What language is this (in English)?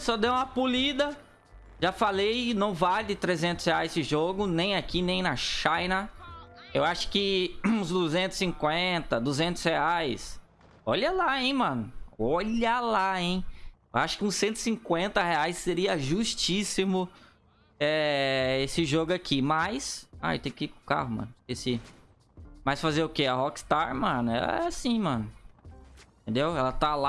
Portuguese